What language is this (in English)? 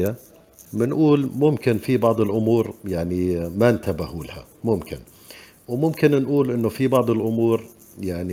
Arabic